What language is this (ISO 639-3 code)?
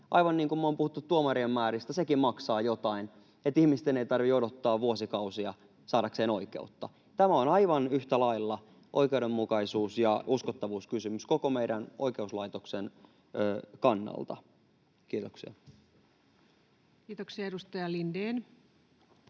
fin